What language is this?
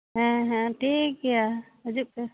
Santali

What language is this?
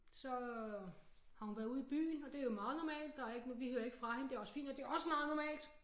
Danish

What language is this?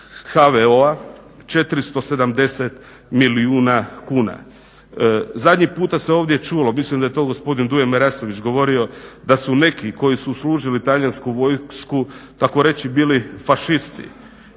Croatian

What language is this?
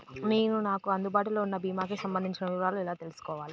Telugu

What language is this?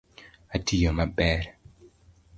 Luo (Kenya and Tanzania)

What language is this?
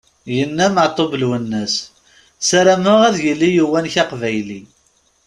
Kabyle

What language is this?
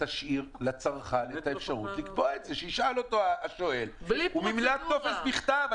Hebrew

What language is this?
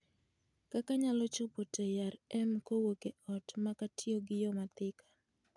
Luo (Kenya and Tanzania)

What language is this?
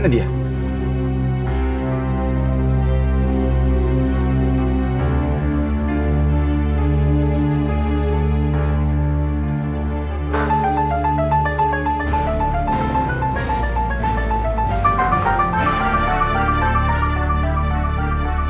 Indonesian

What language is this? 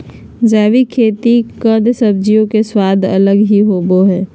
Magahi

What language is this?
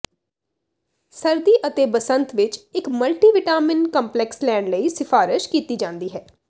Punjabi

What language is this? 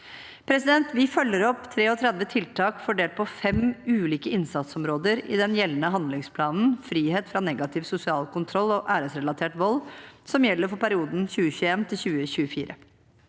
Norwegian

